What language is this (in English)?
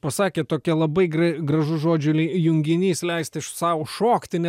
Lithuanian